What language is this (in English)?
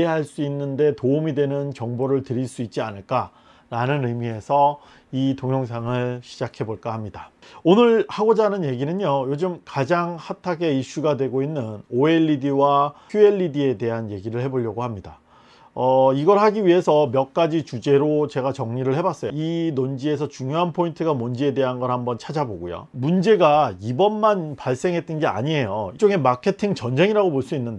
Korean